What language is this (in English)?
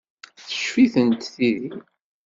Kabyle